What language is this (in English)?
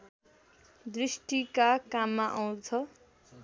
Nepali